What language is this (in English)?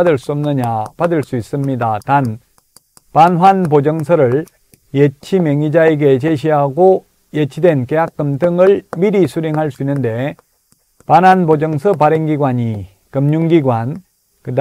Korean